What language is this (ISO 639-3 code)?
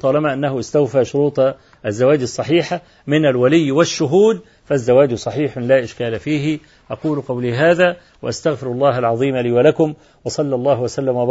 ara